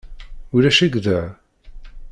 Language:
Kabyle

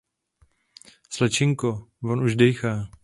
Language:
Czech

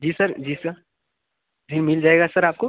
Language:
Hindi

